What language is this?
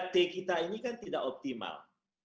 Indonesian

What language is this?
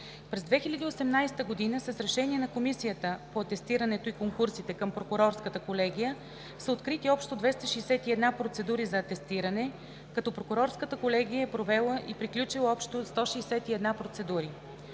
Bulgarian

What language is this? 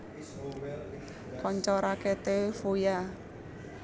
Javanese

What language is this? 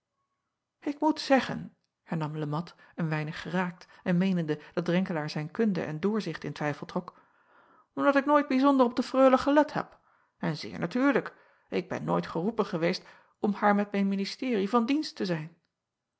Dutch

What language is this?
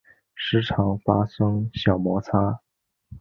Chinese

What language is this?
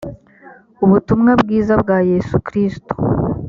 Kinyarwanda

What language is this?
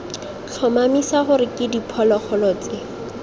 Tswana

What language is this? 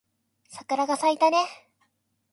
Japanese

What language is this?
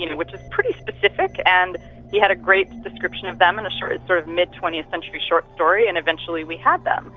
English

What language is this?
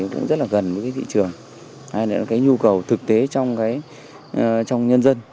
Vietnamese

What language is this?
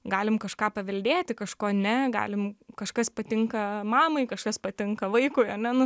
Lithuanian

